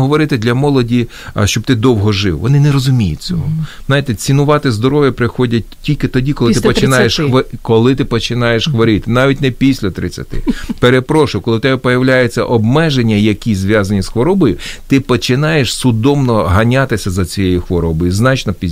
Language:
Ukrainian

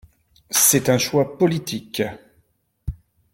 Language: French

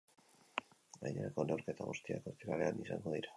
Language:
Basque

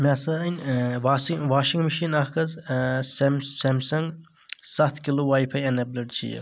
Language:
Kashmiri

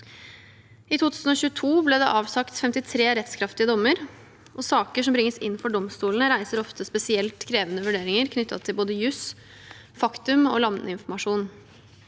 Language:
Norwegian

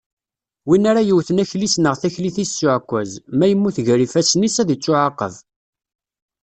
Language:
Kabyle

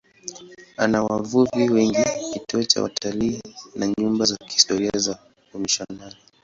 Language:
Swahili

